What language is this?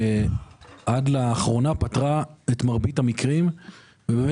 Hebrew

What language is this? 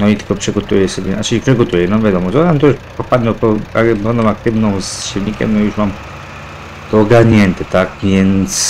Polish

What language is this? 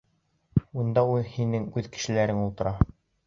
Bashkir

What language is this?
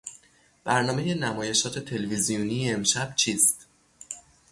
Persian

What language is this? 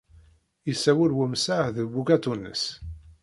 Kabyle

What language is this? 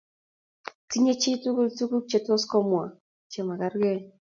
Kalenjin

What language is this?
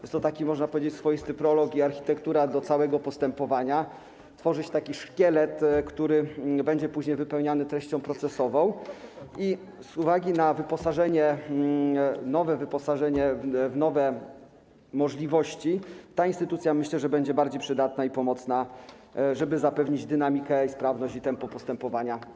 Polish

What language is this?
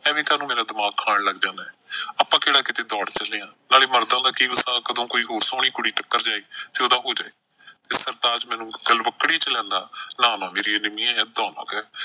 Punjabi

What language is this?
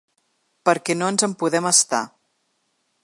Catalan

